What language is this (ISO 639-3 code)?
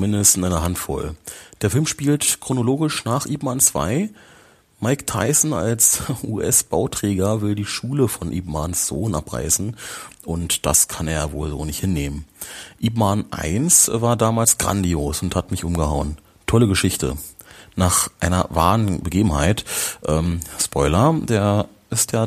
deu